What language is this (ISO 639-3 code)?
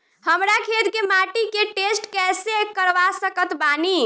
bho